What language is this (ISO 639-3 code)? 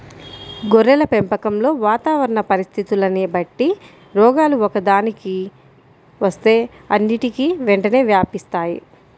tel